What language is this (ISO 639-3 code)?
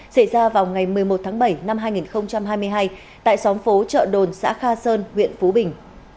vie